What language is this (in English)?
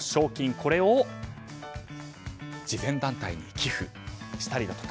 Japanese